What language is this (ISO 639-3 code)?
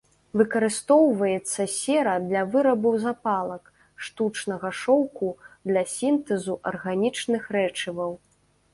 bel